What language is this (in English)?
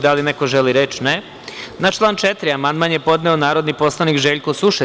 Serbian